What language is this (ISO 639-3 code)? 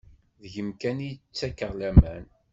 kab